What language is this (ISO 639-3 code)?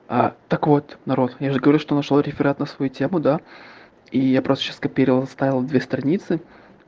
rus